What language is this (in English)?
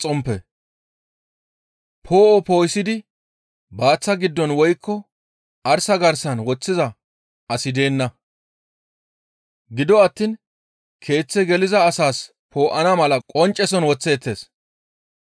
Gamo